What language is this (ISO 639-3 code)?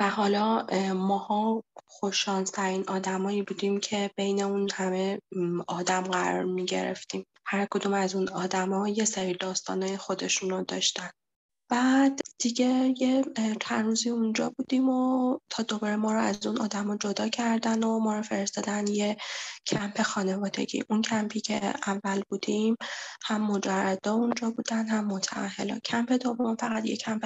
fas